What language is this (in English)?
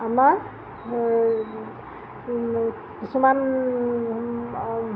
Assamese